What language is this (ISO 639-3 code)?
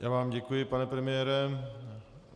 ces